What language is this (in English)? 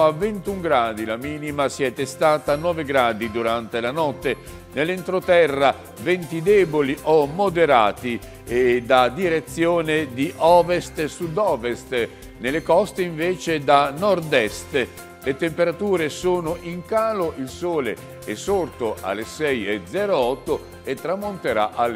Italian